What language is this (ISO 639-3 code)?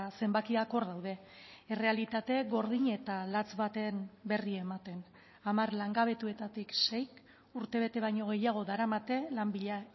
eus